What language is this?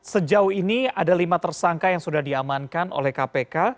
Indonesian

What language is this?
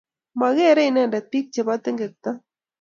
Kalenjin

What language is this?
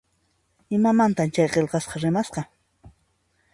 Puno Quechua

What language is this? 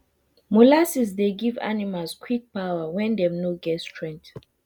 Nigerian Pidgin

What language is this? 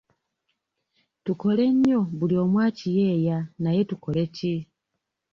Ganda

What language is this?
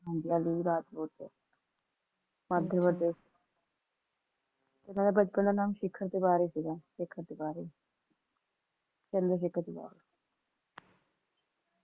Punjabi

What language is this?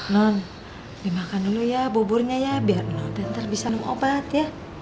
Indonesian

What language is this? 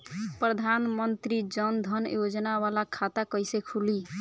Bhojpuri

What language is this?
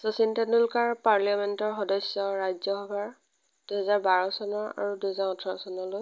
Assamese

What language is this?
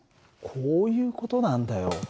Japanese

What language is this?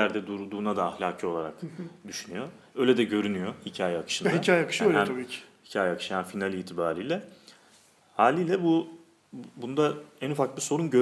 Turkish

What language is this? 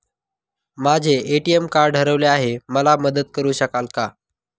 Marathi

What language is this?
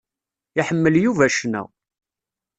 Kabyle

